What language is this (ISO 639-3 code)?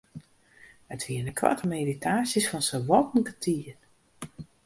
fry